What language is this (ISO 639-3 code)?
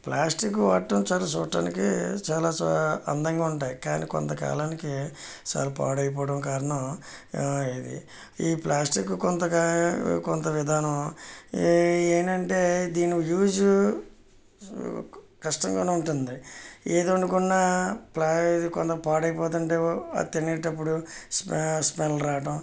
tel